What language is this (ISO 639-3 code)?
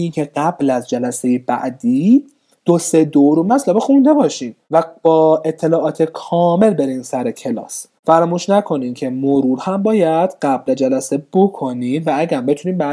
fas